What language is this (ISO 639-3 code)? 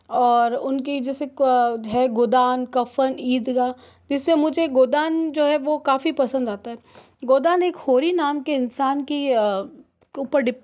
hin